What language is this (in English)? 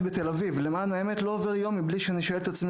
Hebrew